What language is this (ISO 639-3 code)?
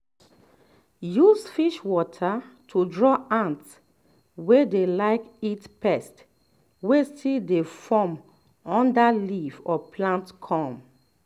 pcm